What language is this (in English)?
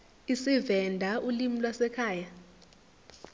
Zulu